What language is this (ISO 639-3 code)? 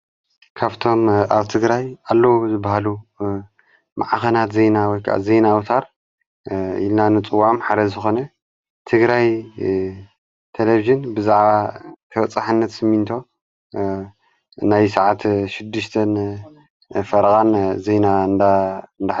tir